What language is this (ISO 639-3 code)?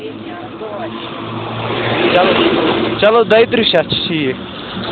kas